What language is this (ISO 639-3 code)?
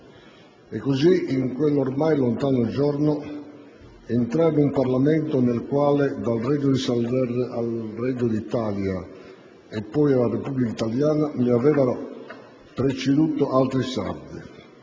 ita